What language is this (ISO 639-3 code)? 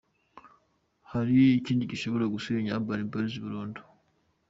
kin